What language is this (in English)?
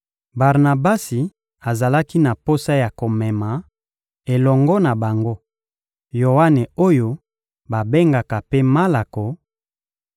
Lingala